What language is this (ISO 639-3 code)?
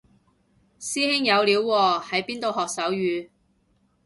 yue